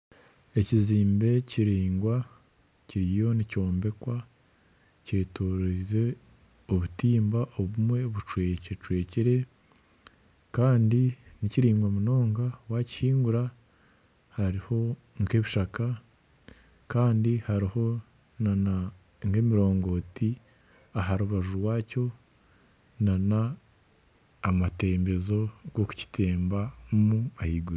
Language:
Nyankole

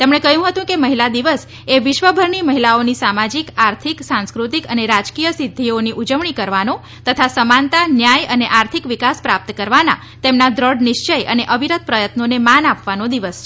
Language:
Gujarati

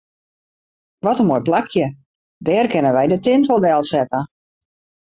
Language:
Western Frisian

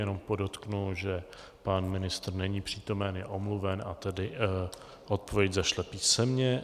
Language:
Czech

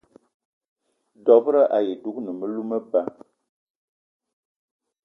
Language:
Eton (Cameroon)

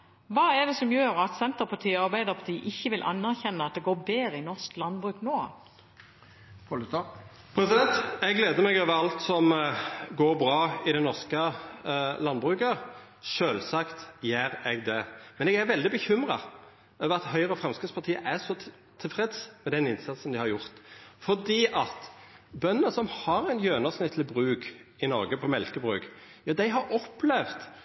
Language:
Norwegian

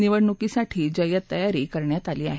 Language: Marathi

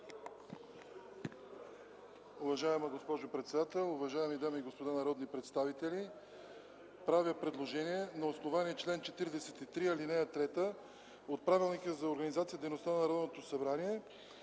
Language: Bulgarian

